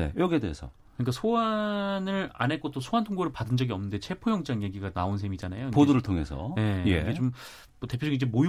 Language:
Korean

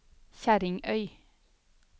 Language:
Norwegian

